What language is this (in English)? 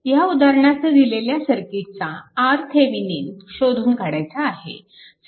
Marathi